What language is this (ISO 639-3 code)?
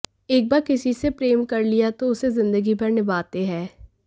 hin